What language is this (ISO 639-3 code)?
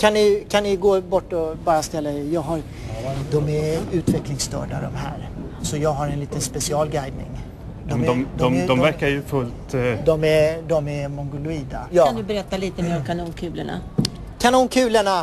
swe